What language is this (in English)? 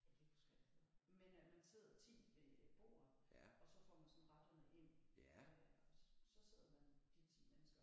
Danish